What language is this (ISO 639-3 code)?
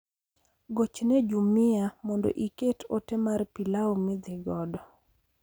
luo